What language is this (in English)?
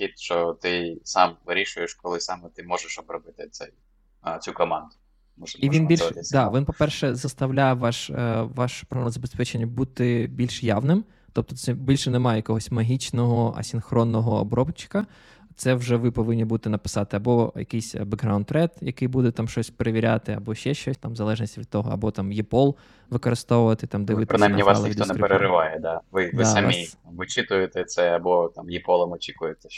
Ukrainian